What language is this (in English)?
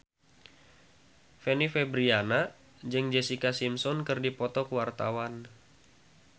Sundanese